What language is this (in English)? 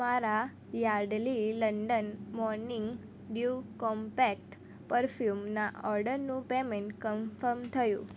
Gujarati